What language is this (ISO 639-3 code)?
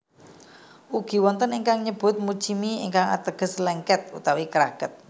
jav